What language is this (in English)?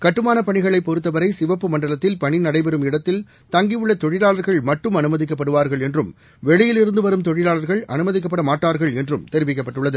Tamil